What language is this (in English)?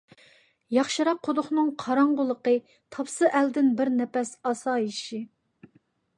Uyghur